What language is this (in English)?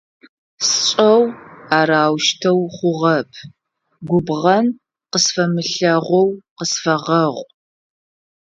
Adyghe